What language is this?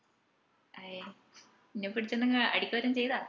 Malayalam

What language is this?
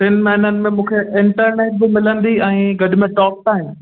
Sindhi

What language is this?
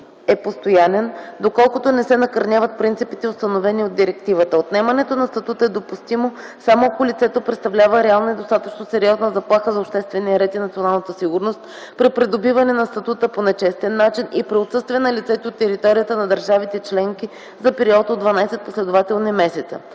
Bulgarian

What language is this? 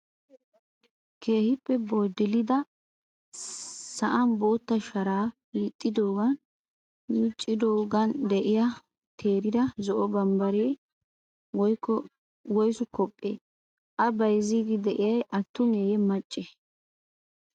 Wolaytta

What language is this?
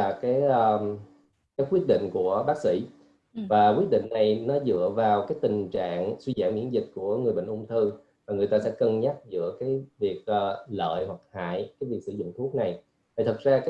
Vietnamese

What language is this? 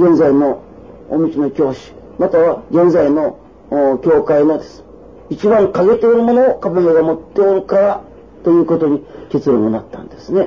Japanese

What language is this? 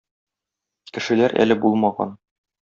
Tatar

